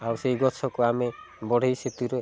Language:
Odia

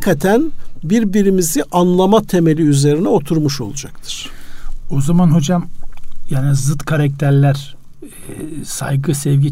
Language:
Turkish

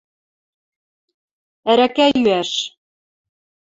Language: Western Mari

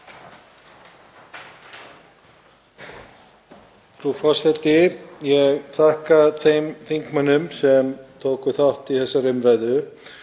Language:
Icelandic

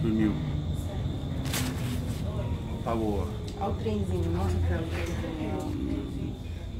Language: Portuguese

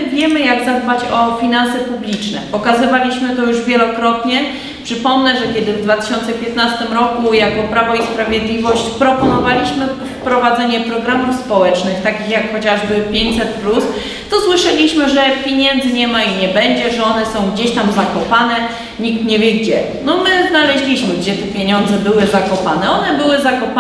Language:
Polish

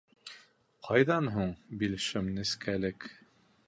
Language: Bashkir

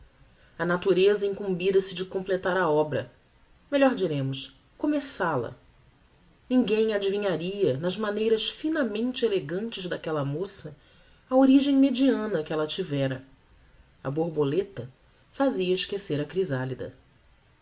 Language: Portuguese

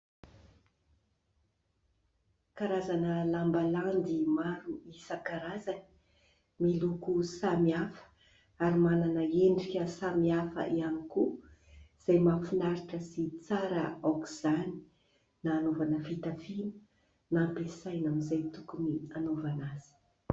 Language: Malagasy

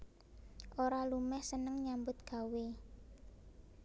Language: Javanese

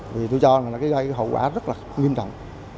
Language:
Vietnamese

